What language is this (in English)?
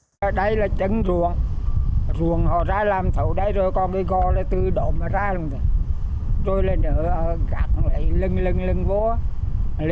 Vietnamese